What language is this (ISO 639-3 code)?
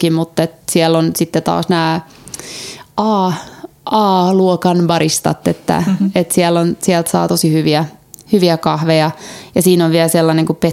fin